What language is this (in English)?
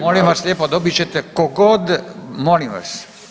Croatian